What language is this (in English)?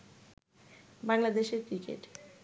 Bangla